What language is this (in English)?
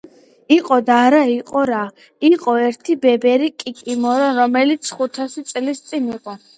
Georgian